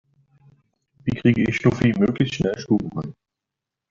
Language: German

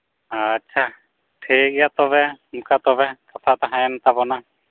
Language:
Santali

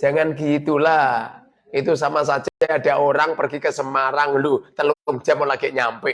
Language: Indonesian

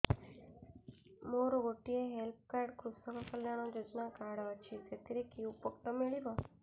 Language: Odia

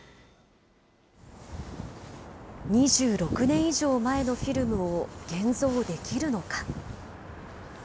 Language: Japanese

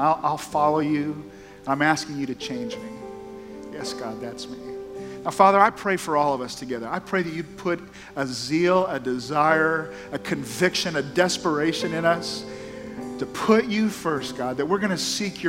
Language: English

